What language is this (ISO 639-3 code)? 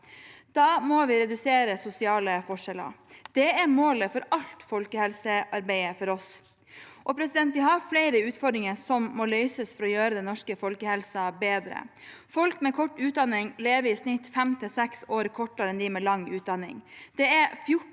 nor